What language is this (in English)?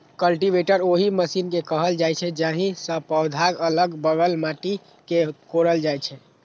Maithili